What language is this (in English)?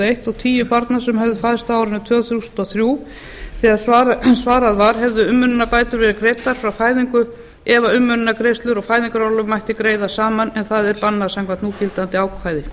Icelandic